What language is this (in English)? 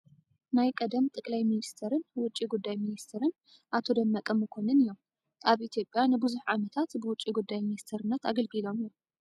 Tigrinya